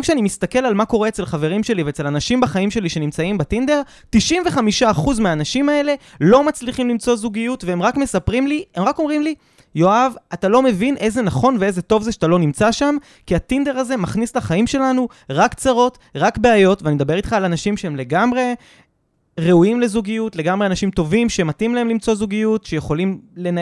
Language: Hebrew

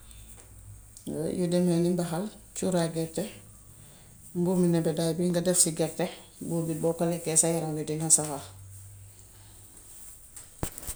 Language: Gambian Wolof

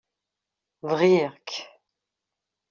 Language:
Kabyle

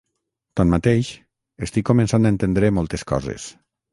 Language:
Catalan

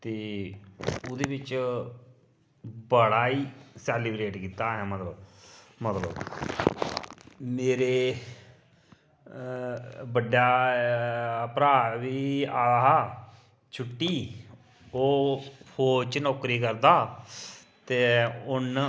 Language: Dogri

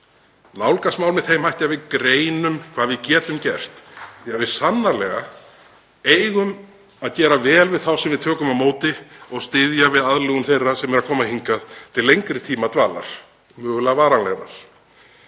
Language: Icelandic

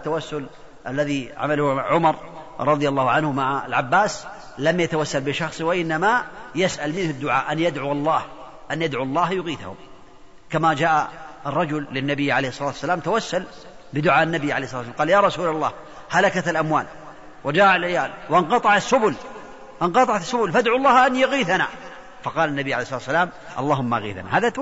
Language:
Arabic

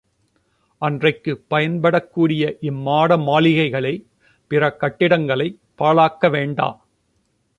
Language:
Tamil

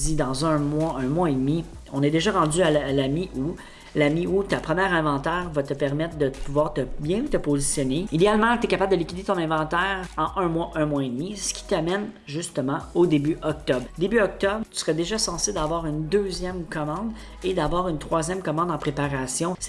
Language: French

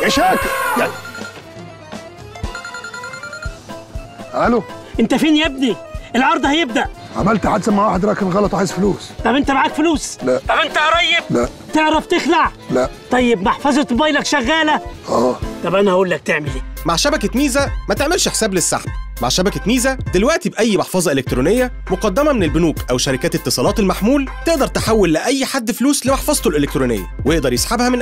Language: Arabic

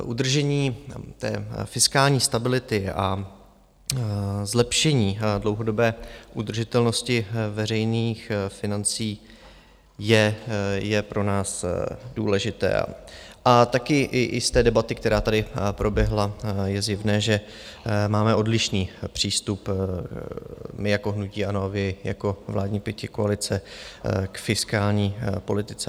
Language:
Czech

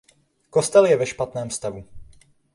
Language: Czech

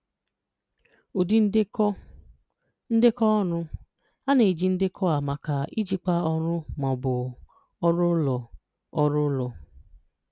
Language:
Igbo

